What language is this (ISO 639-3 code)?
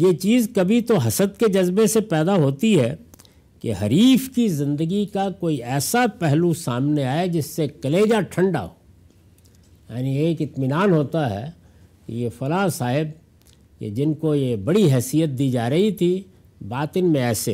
urd